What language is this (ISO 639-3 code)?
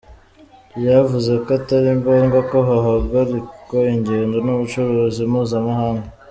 kin